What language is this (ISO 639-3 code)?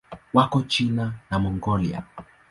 swa